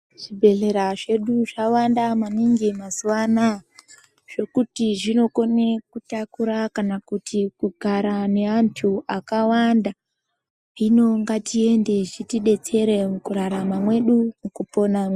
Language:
Ndau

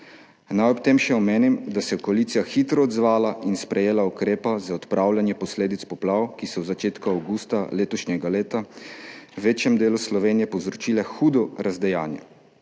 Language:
Slovenian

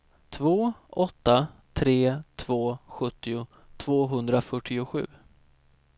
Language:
Swedish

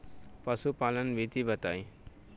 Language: Bhojpuri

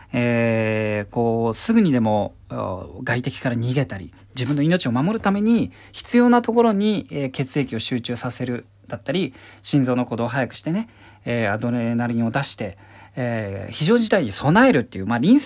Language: Japanese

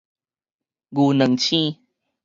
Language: Min Nan Chinese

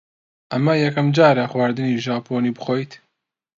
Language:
Central Kurdish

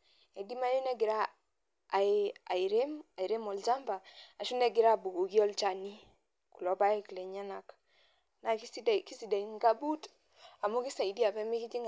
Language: Masai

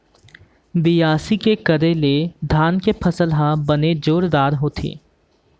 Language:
Chhattisgarhi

